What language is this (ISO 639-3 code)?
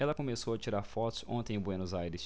por